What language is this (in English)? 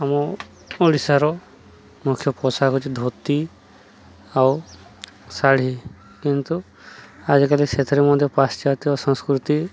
Odia